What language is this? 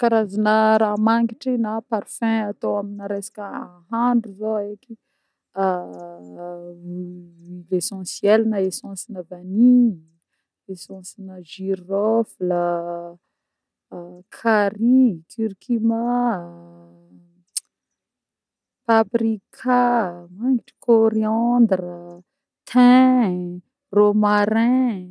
Northern Betsimisaraka Malagasy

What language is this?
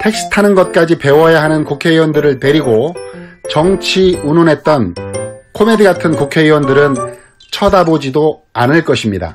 Korean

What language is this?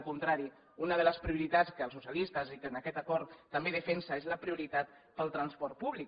Catalan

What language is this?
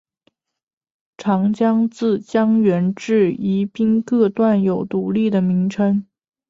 Chinese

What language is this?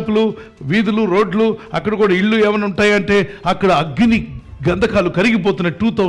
Telugu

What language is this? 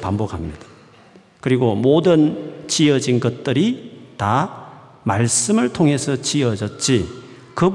Korean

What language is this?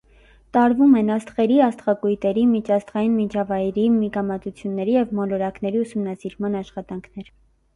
Armenian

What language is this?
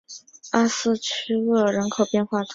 Chinese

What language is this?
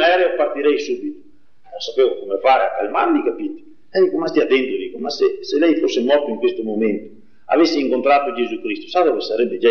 Italian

